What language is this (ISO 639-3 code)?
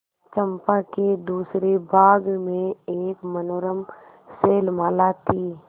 hin